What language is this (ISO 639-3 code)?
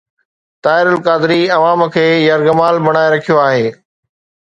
snd